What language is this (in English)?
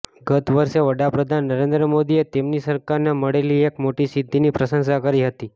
Gujarati